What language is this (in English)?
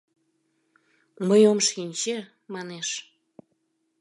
Mari